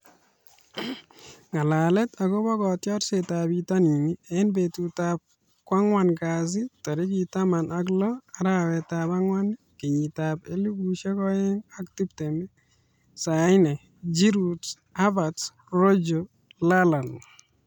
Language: Kalenjin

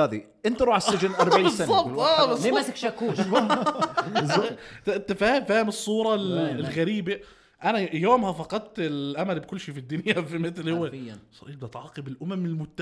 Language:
Arabic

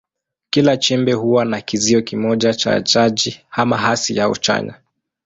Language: Swahili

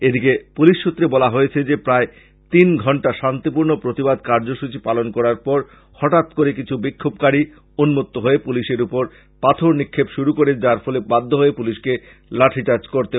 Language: Bangla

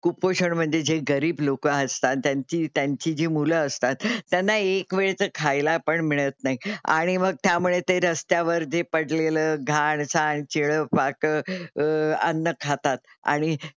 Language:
Marathi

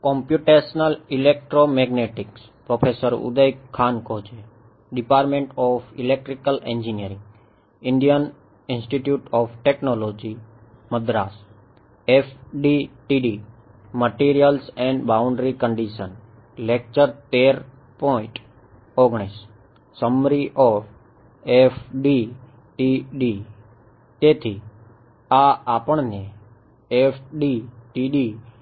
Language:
Gujarati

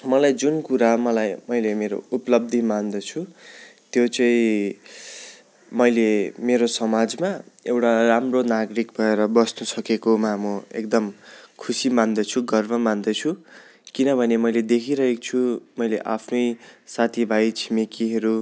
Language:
Nepali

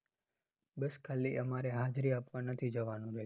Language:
Gujarati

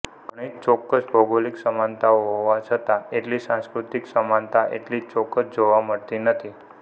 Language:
Gujarati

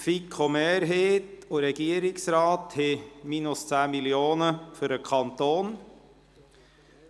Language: Swiss German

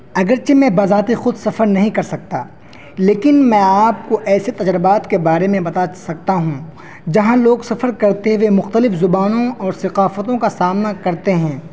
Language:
Urdu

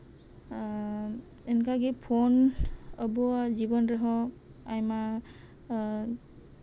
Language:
Santali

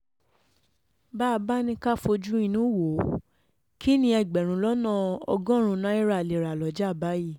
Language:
Yoruba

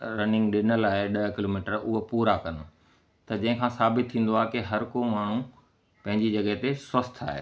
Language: Sindhi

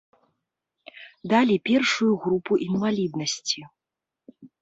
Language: Belarusian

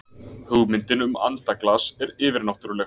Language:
Icelandic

